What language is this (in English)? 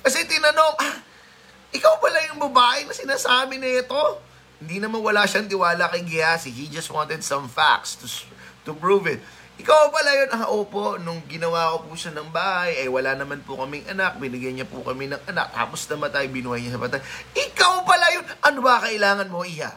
Filipino